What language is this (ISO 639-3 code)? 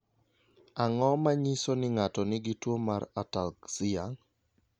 luo